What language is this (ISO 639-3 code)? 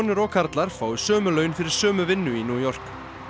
isl